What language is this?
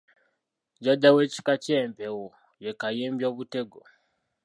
Ganda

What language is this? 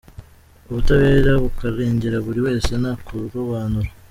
Kinyarwanda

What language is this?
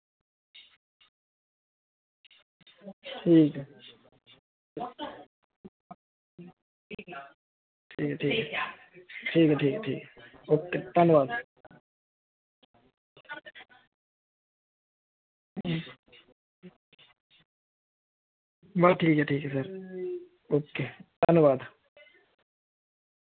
Dogri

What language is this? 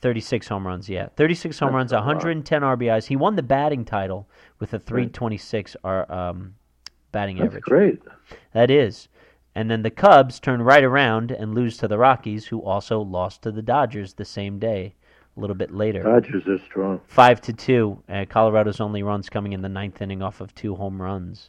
English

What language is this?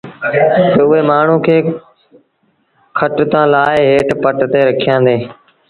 Sindhi Bhil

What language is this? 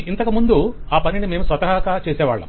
Telugu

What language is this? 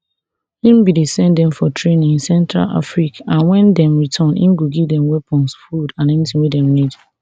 Nigerian Pidgin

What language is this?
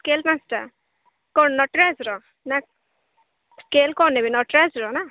Odia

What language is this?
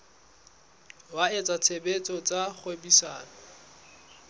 Southern Sotho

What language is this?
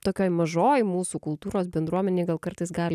Lithuanian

